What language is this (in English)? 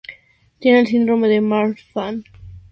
Spanish